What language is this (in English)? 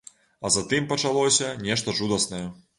Belarusian